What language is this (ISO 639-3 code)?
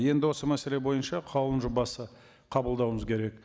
kaz